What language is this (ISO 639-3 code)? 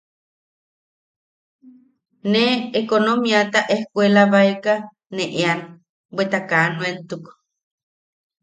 yaq